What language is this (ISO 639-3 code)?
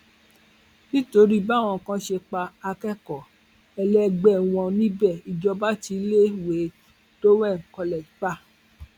yor